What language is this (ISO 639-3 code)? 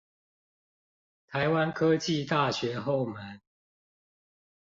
zho